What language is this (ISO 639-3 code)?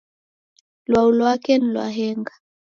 dav